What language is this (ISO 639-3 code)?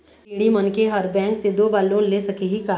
hne